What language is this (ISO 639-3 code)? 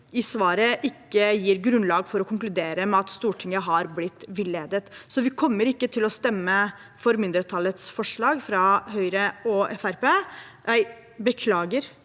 nor